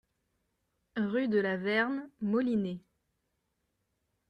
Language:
French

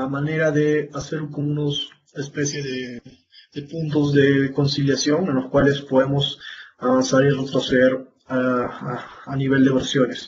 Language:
Spanish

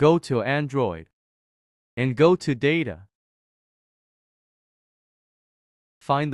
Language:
English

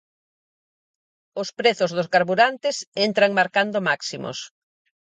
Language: Galician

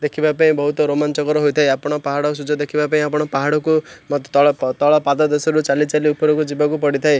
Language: Odia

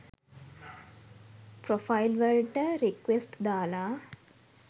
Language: Sinhala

